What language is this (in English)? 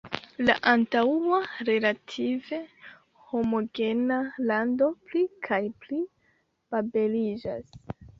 Esperanto